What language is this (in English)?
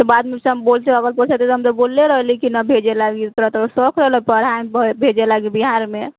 Maithili